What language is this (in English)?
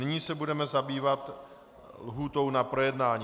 Czech